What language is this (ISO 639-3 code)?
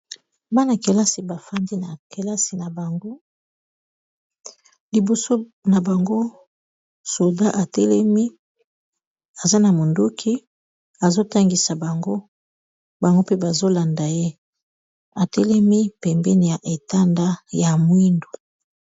lin